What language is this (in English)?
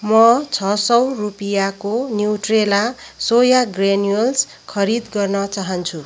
Nepali